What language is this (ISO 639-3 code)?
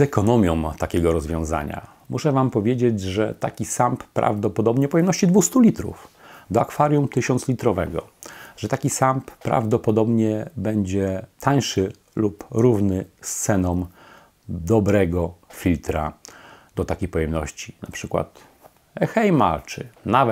pol